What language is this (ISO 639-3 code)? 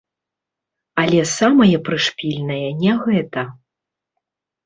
bel